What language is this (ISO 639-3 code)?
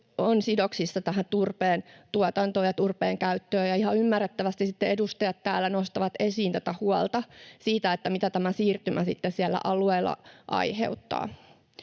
fin